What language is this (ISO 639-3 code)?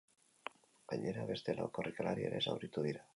eus